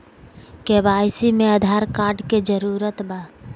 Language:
Magahi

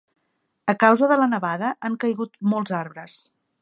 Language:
Catalan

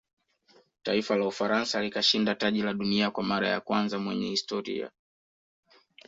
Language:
Swahili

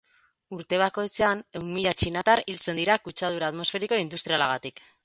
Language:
Basque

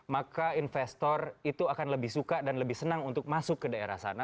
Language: Indonesian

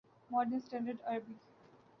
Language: Urdu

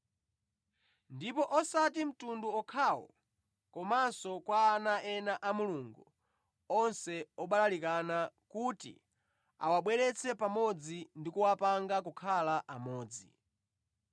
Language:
Nyanja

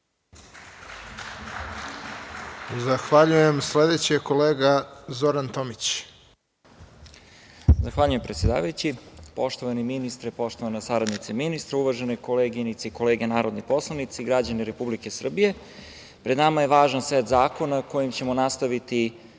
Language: Serbian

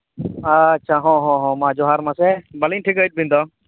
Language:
Santali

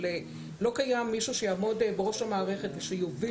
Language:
Hebrew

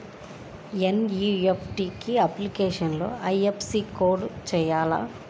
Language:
Telugu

